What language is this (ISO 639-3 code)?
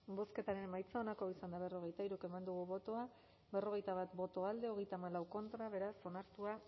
eus